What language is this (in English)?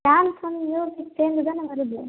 Tamil